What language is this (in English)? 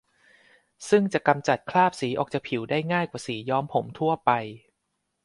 Thai